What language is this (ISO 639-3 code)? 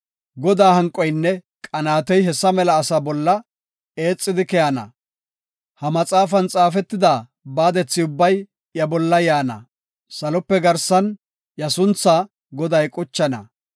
gof